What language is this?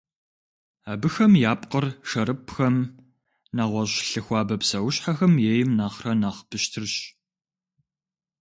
Kabardian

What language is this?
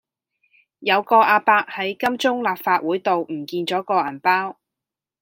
Cantonese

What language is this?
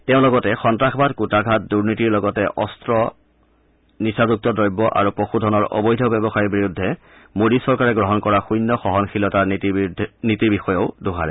Assamese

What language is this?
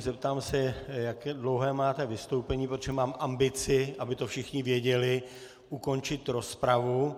Czech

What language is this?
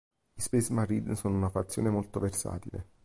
Italian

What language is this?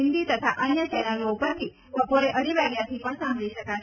Gujarati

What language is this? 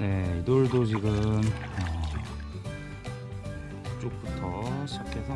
Korean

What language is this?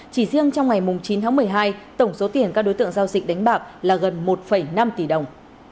Vietnamese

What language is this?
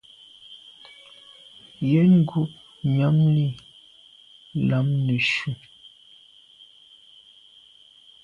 Medumba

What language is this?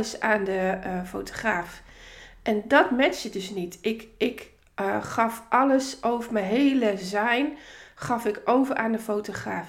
Dutch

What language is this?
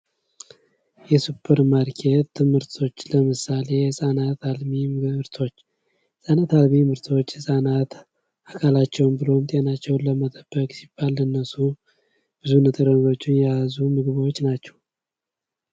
Amharic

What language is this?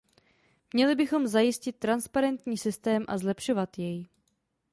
Czech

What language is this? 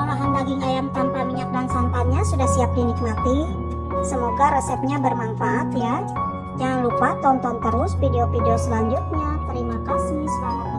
Indonesian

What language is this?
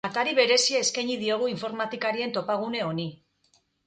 Basque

